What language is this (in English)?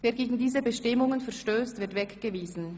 Swiss German